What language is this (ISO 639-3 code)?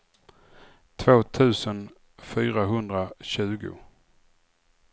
swe